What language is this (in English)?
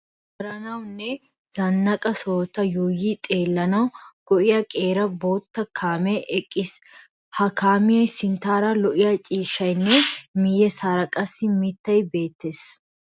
Wolaytta